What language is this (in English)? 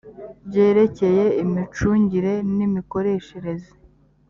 Kinyarwanda